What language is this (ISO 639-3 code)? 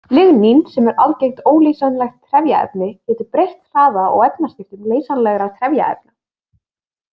isl